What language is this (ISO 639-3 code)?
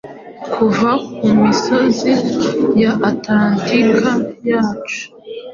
kin